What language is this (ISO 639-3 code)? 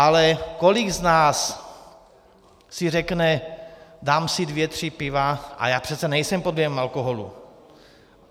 ces